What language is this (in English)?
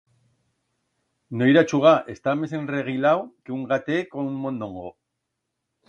Aragonese